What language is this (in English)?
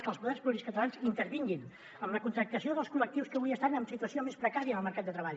Catalan